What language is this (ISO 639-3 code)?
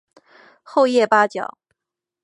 zho